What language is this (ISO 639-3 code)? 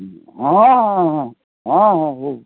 ori